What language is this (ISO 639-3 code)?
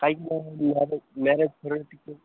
ori